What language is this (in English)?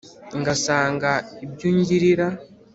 Kinyarwanda